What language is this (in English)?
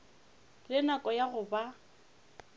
Northern Sotho